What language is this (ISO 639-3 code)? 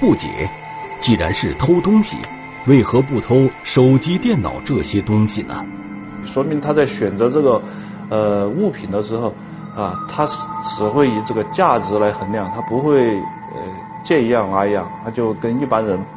zho